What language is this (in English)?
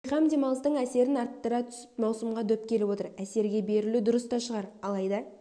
Kazakh